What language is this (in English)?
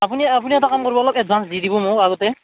Assamese